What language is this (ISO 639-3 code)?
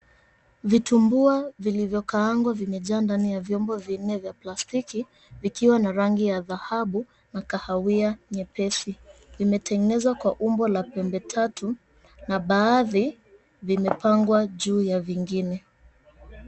swa